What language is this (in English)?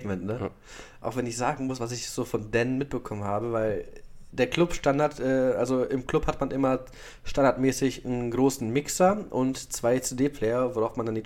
German